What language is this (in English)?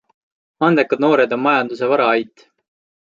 Estonian